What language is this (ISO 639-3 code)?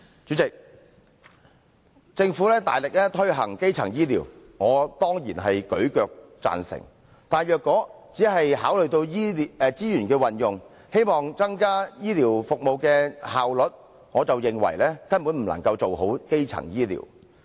yue